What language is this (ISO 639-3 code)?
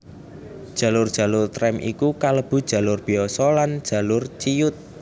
jav